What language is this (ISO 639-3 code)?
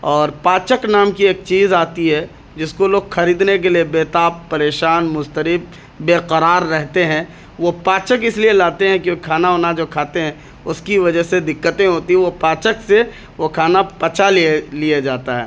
urd